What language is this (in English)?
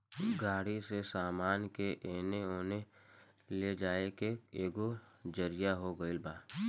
Bhojpuri